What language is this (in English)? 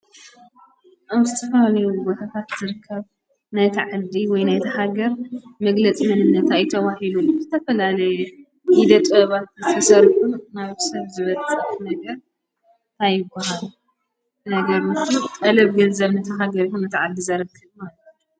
Tigrinya